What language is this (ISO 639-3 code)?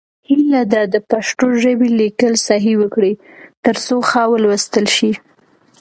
pus